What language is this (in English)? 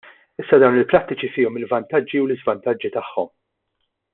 Maltese